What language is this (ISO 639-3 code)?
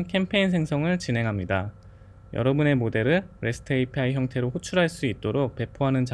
kor